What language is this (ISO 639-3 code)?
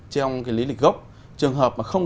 vie